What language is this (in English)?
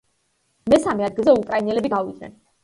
Georgian